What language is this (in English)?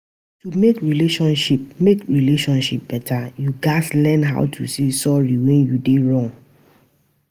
Nigerian Pidgin